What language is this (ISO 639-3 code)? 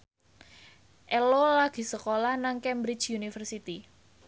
jav